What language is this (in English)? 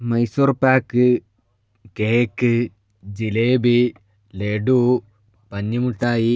Malayalam